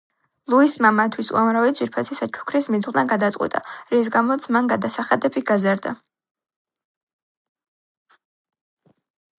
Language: Georgian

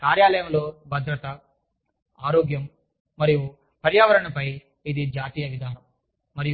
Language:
Telugu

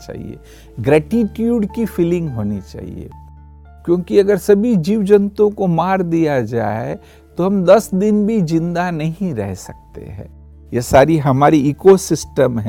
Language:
Hindi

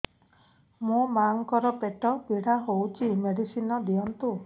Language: Odia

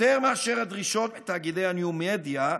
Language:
Hebrew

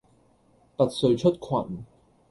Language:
Cantonese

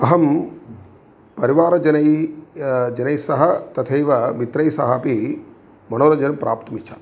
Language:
Sanskrit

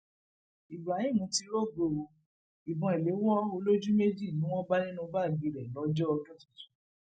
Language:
Yoruba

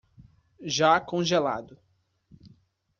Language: Portuguese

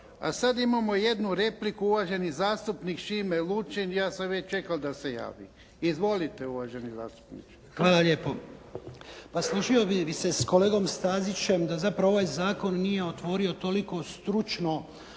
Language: Croatian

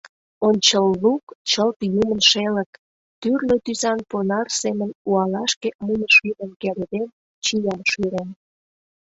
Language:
Mari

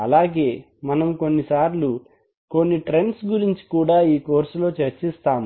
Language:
Telugu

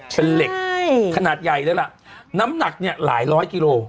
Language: Thai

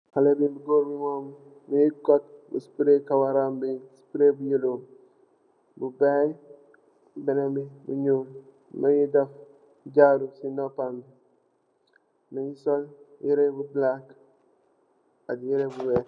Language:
Wolof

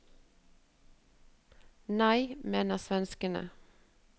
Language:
Norwegian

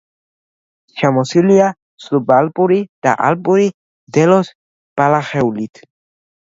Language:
Georgian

